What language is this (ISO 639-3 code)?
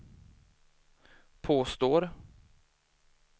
swe